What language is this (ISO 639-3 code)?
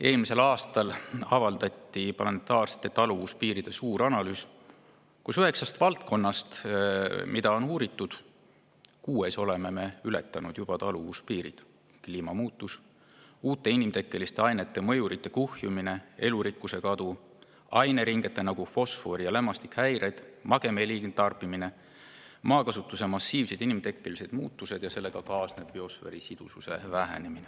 est